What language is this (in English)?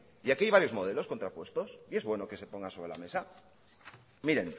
Spanish